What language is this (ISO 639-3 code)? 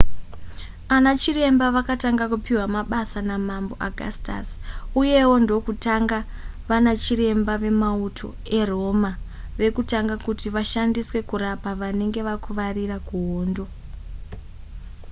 sna